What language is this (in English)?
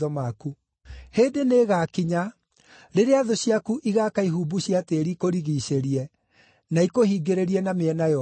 Kikuyu